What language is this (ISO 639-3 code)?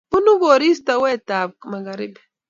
kln